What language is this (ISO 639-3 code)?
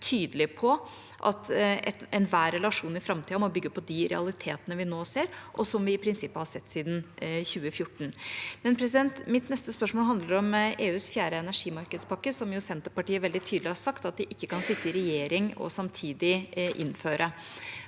nor